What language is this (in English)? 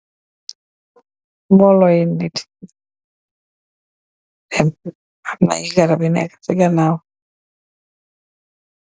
Wolof